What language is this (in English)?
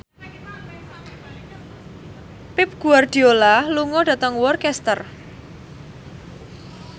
Javanese